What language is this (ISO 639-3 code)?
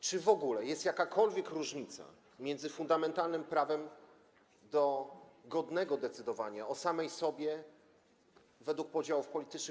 pol